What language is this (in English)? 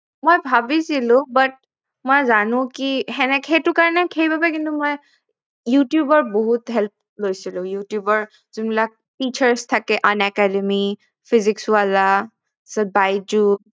Assamese